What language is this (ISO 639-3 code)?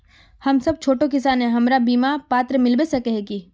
mag